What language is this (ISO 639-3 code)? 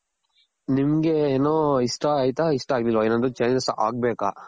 kan